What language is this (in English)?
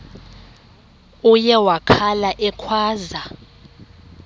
Xhosa